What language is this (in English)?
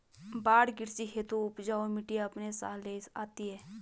Hindi